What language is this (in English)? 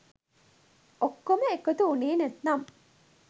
Sinhala